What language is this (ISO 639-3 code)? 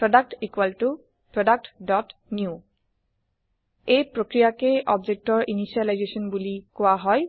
asm